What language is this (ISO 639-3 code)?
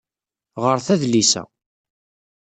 kab